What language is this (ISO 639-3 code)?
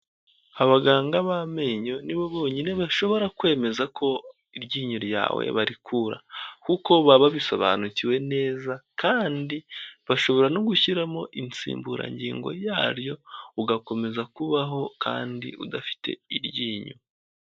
kin